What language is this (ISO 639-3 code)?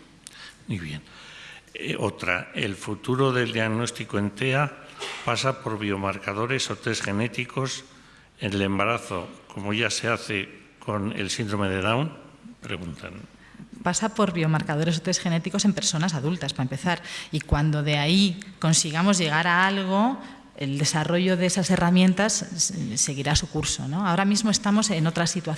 spa